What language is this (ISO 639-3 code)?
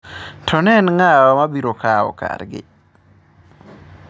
luo